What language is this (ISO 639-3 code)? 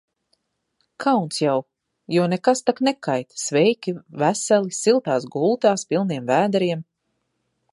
lav